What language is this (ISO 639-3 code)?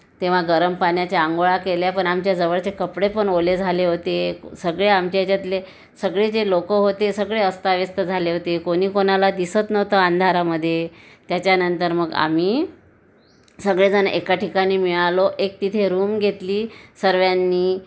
mar